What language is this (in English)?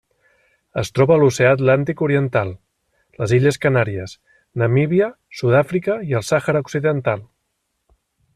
Catalan